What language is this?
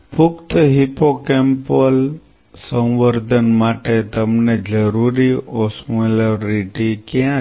Gujarati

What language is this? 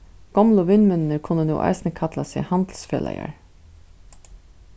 Faroese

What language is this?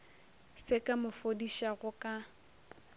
Northern Sotho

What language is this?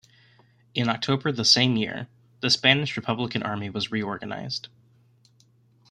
English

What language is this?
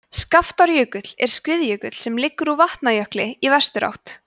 Icelandic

